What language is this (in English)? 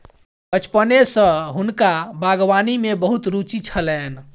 Maithili